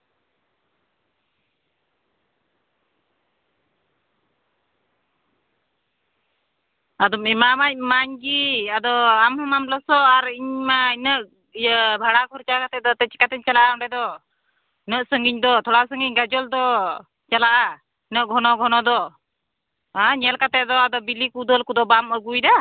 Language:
Santali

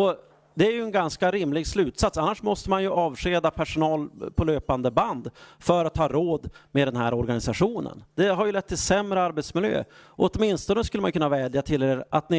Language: Swedish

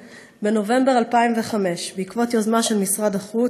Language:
Hebrew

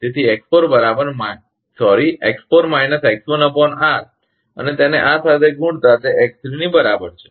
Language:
Gujarati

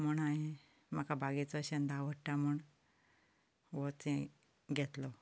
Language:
Konkani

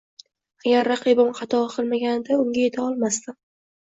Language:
Uzbek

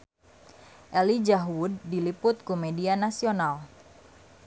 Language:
Sundanese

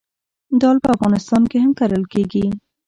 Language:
Pashto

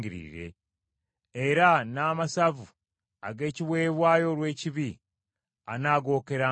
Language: Ganda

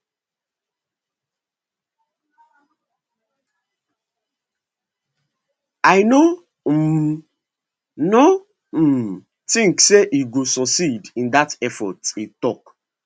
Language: Nigerian Pidgin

